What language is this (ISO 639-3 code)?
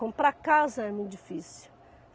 por